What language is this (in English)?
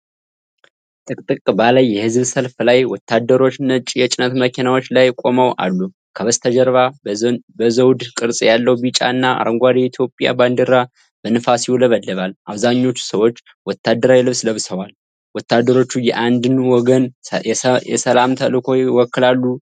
Amharic